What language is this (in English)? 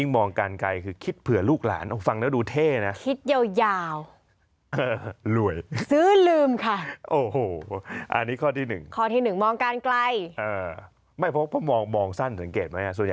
Thai